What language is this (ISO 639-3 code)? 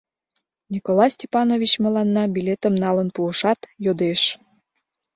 chm